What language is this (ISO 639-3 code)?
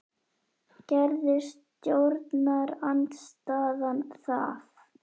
isl